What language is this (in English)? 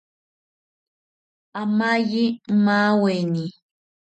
South Ucayali Ashéninka